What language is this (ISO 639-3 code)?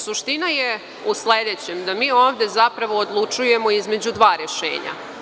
srp